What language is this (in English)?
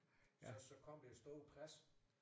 Danish